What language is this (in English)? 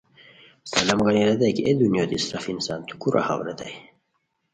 Khowar